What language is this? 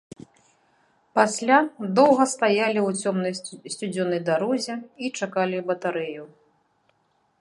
Belarusian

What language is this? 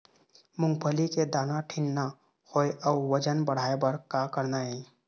Chhattisgarhi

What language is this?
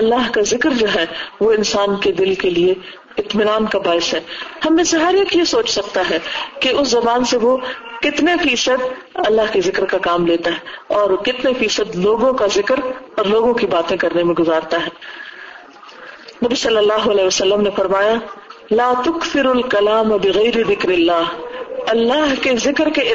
Urdu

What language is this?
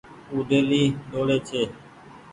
Goaria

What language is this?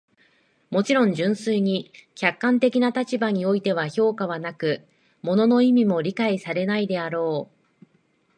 Japanese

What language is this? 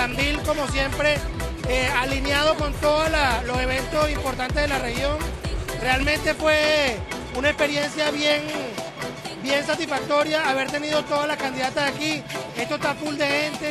Spanish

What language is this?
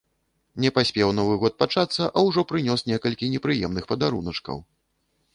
Belarusian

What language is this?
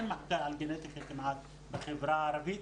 Hebrew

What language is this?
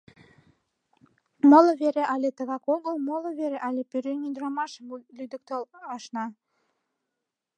Mari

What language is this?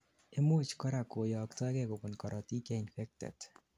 Kalenjin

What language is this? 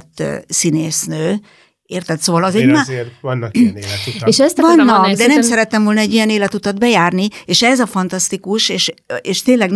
Hungarian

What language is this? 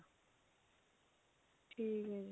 Punjabi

